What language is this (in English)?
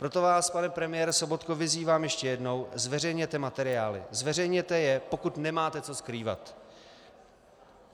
Czech